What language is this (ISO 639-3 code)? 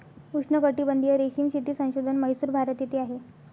mar